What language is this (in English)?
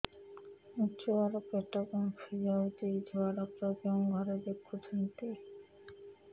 Odia